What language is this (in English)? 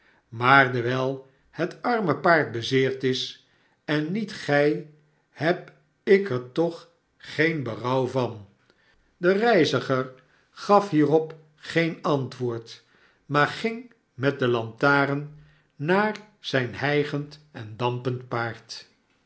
Dutch